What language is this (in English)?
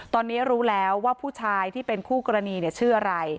Thai